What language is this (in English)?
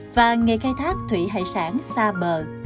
Vietnamese